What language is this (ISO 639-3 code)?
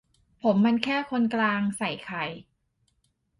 tha